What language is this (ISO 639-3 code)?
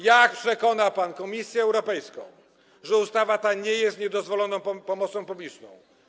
pol